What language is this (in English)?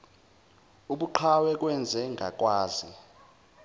Zulu